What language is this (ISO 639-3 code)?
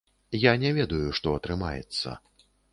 bel